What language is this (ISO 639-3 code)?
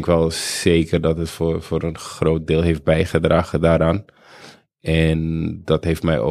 nld